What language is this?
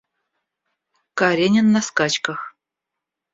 Russian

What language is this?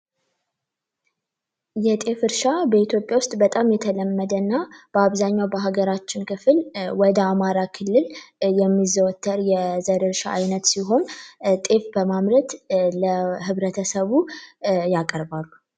Amharic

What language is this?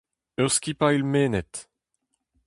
Breton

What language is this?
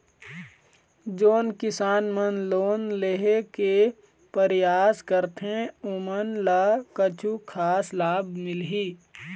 Chhattisgarhi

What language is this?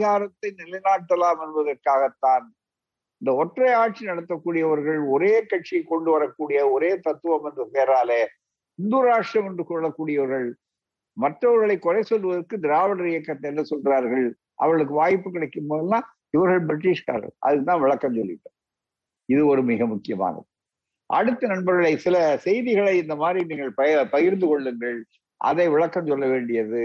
Tamil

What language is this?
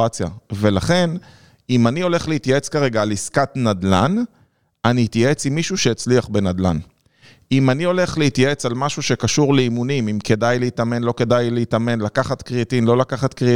Hebrew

